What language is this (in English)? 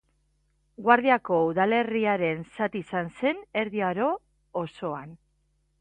Basque